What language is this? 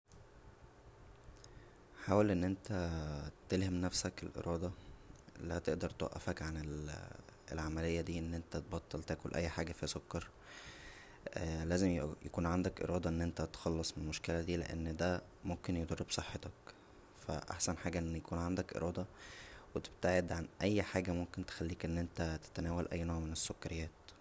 Egyptian Arabic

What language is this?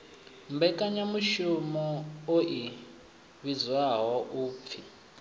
Venda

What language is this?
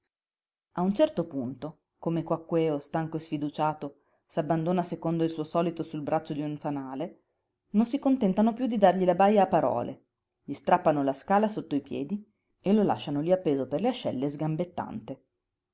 Italian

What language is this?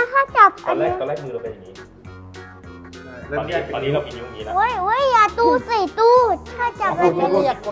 Thai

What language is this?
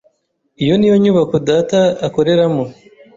Kinyarwanda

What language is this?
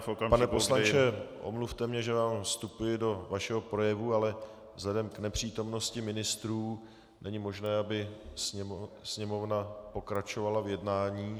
Czech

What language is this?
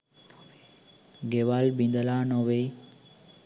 Sinhala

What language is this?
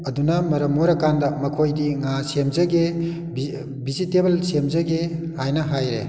Manipuri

